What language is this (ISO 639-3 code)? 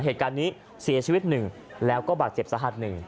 tha